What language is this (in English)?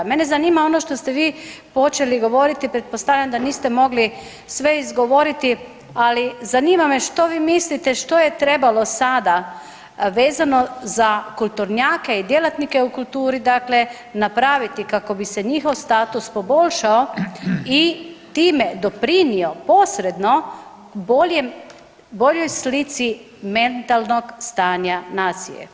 Croatian